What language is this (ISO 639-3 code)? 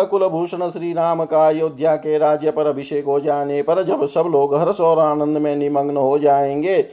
hin